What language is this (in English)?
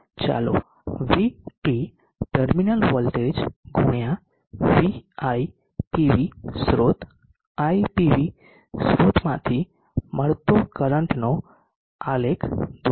Gujarati